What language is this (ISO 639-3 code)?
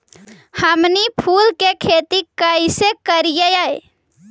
mag